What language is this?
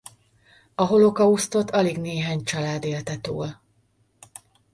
Hungarian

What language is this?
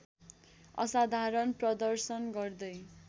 Nepali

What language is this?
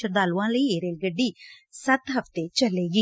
Punjabi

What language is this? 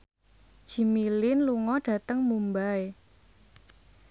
Javanese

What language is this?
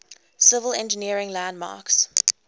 English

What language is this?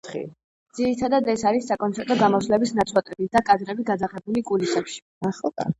Georgian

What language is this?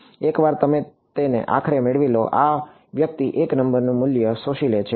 Gujarati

